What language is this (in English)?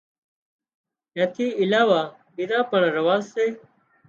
Wadiyara Koli